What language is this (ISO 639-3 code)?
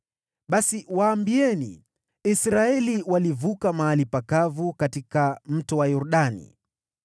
swa